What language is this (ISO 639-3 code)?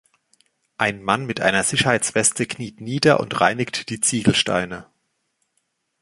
deu